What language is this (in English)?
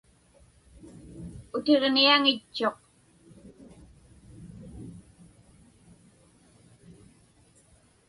Inupiaq